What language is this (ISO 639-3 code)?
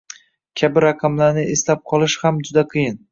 uzb